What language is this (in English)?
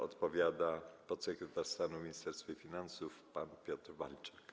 Polish